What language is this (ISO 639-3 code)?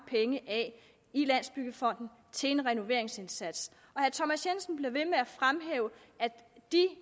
dan